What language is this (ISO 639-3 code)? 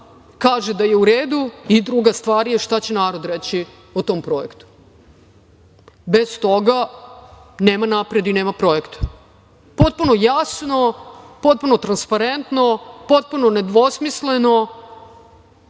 srp